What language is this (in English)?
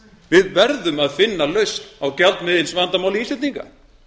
Icelandic